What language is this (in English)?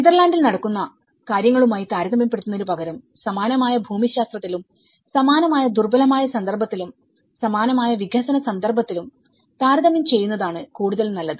Malayalam